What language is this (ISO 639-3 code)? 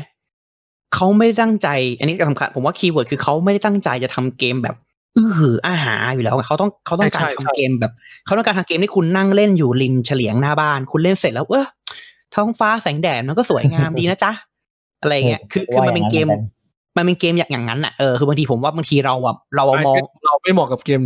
tha